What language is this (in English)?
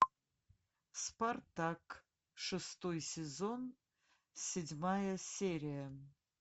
Russian